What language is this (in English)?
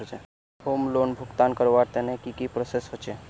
Magahi